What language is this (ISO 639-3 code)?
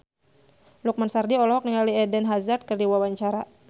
sun